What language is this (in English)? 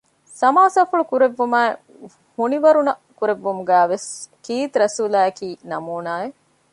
Divehi